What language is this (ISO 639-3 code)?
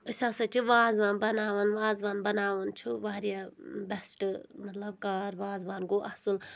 kas